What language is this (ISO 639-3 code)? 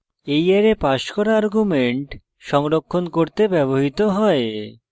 ben